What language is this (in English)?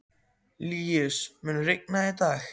Icelandic